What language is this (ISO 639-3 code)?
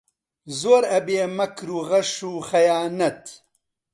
ckb